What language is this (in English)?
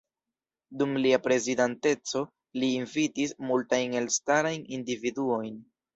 Esperanto